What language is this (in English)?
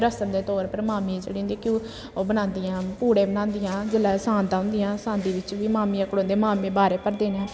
Dogri